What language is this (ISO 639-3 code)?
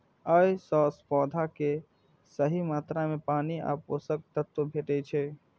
mai